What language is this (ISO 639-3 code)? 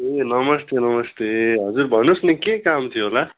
nep